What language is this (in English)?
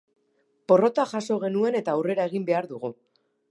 Basque